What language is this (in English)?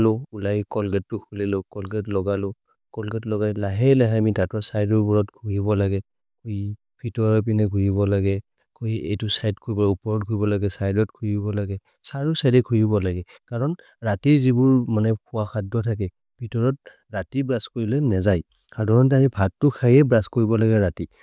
Maria (India)